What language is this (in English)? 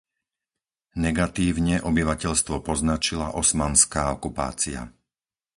Slovak